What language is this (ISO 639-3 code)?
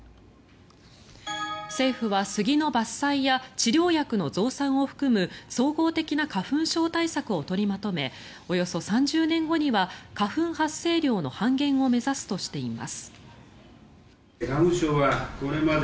jpn